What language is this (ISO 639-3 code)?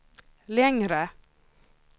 swe